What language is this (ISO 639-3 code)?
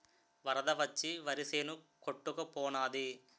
tel